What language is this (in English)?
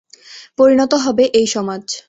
Bangla